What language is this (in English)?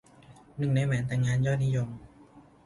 Thai